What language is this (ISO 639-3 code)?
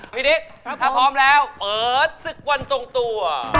tha